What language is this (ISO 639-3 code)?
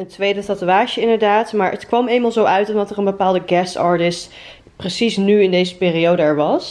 nld